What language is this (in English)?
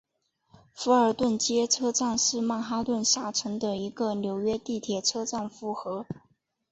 Chinese